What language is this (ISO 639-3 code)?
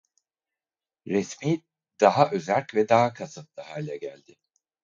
tur